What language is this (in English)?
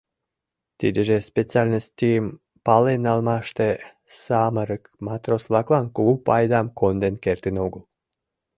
Mari